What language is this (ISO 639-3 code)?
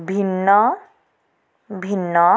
ori